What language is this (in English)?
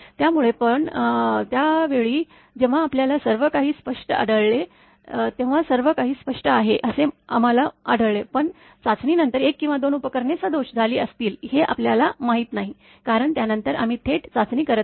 Marathi